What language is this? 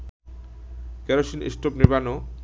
Bangla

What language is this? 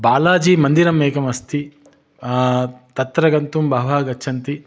Sanskrit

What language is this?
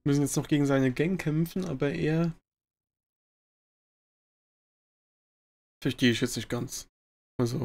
German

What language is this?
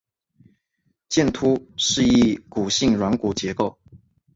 Chinese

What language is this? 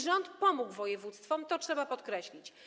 Polish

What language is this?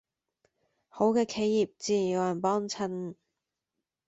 Cantonese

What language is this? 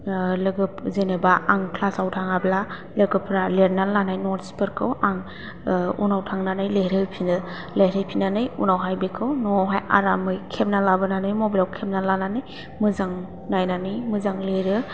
Bodo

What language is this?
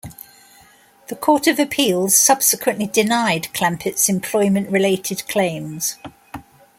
English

